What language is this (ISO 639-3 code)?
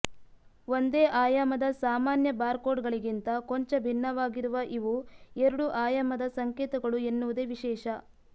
kan